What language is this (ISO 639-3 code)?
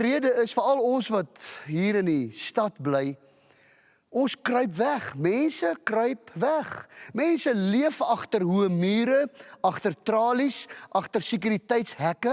nld